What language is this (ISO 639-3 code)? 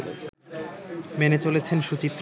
ben